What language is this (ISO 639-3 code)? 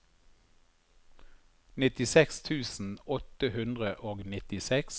nor